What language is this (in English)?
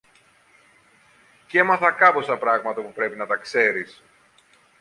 Greek